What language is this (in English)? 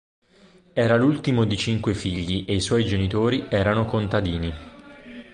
Italian